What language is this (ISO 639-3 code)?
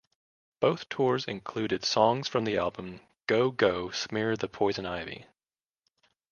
eng